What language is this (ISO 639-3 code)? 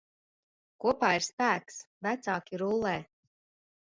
lav